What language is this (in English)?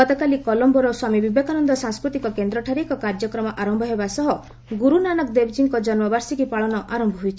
Odia